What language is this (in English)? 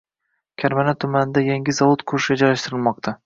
Uzbek